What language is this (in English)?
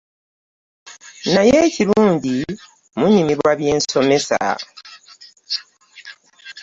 Ganda